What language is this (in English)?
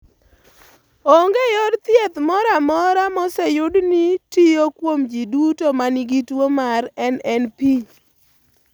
Luo (Kenya and Tanzania)